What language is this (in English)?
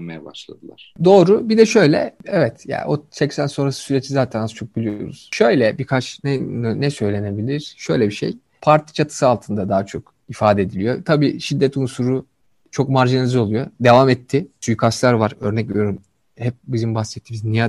Turkish